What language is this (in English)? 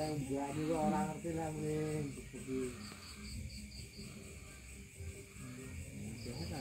Indonesian